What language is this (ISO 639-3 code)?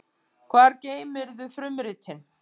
isl